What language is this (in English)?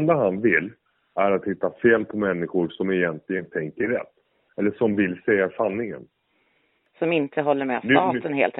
Swedish